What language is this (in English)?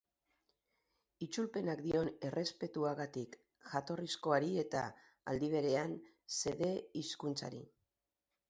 Basque